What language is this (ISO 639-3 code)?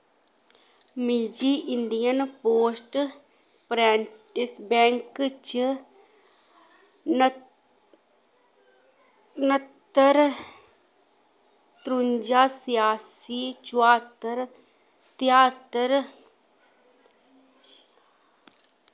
doi